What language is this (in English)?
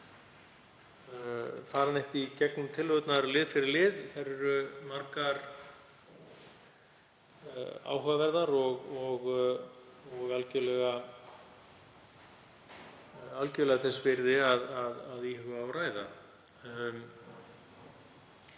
Icelandic